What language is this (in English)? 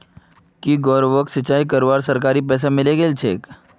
Magahi